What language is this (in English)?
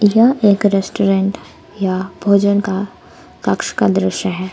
Hindi